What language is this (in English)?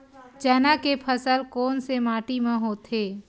Chhattisgarhi